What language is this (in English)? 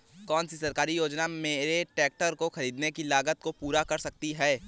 Hindi